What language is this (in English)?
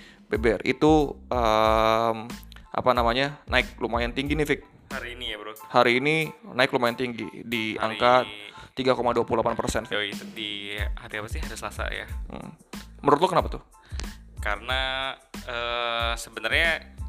Indonesian